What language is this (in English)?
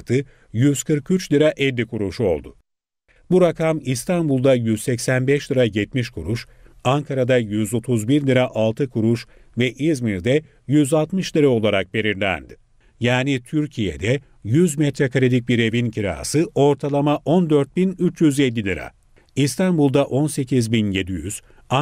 Turkish